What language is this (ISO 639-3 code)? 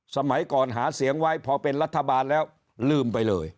tha